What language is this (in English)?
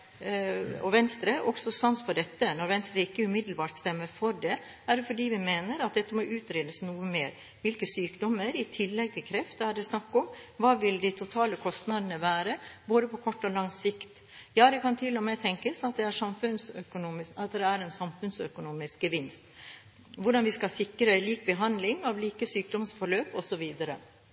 Norwegian Bokmål